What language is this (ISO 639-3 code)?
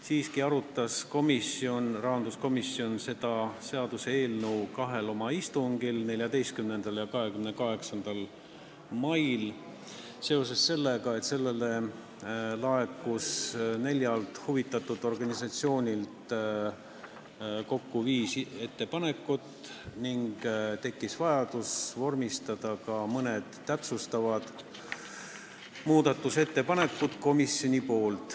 est